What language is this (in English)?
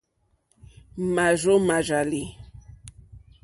Mokpwe